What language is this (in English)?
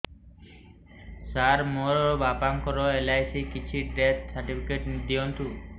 Odia